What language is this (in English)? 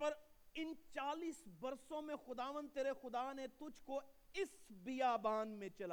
Urdu